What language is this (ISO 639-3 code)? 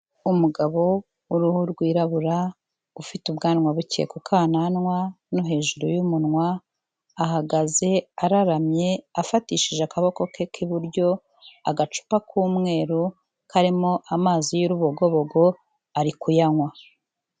kin